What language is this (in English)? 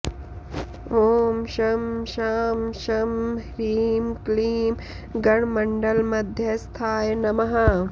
Sanskrit